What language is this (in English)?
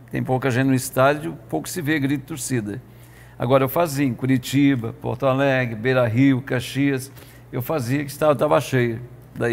Portuguese